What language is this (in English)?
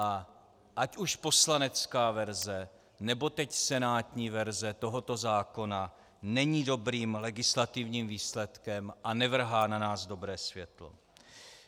Czech